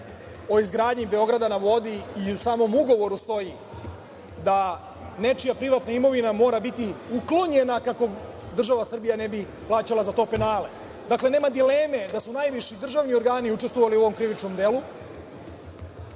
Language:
Serbian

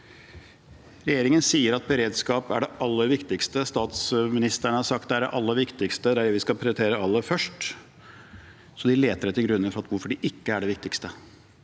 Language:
Norwegian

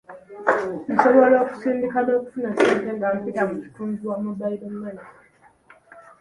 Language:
Ganda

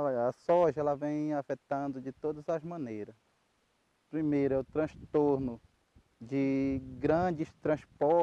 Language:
Portuguese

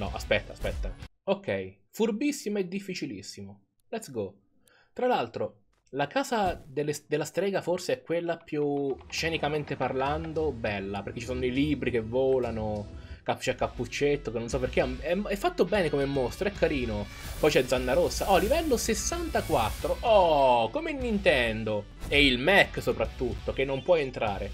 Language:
Italian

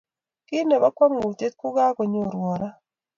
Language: Kalenjin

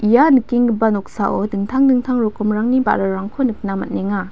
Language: Garo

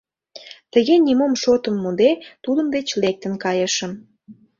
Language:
Mari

